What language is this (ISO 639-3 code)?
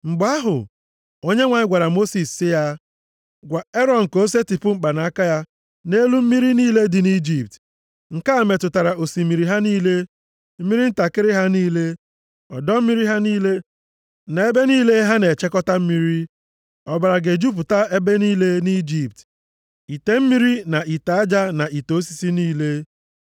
ibo